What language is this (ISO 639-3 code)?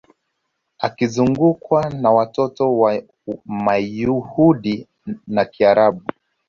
swa